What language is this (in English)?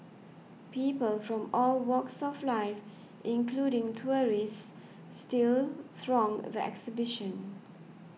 English